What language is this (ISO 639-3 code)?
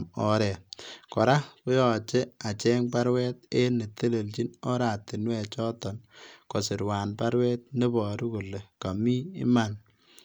kln